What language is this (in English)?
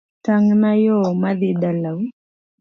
Luo (Kenya and Tanzania)